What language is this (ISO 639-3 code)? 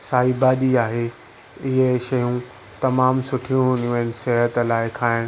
snd